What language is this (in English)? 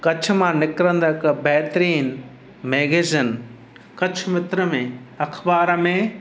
Sindhi